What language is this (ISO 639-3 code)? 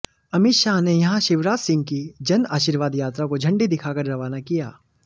hin